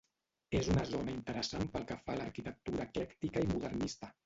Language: Catalan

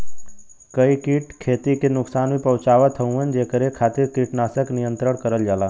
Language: Bhojpuri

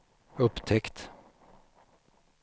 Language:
Swedish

